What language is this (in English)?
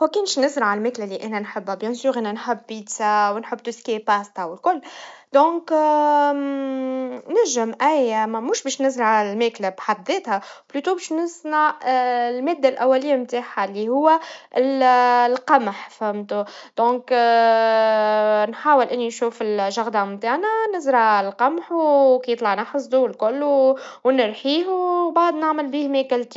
Tunisian Arabic